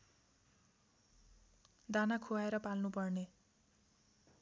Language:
Nepali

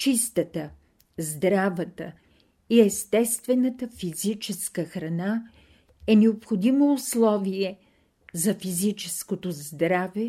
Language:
Bulgarian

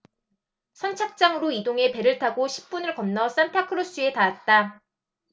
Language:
Korean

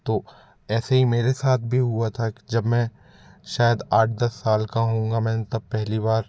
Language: Hindi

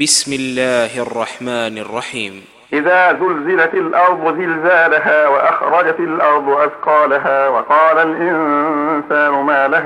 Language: Arabic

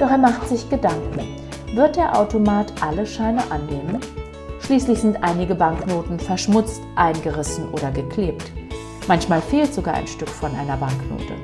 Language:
German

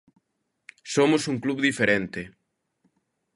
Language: Galician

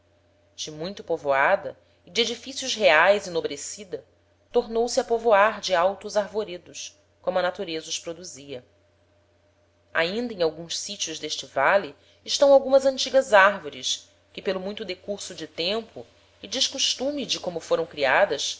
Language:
Portuguese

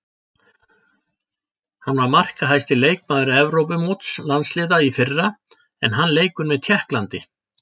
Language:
Icelandic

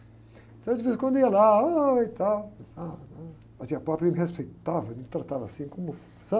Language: Portuguese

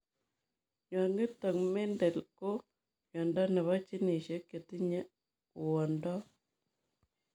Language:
Kalenjin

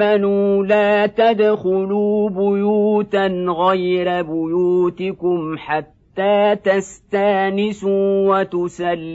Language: Arabic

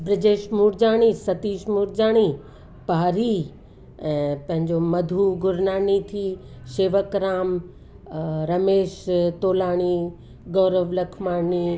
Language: Sindhi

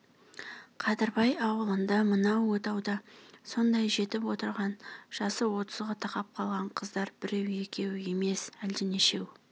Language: Kazakh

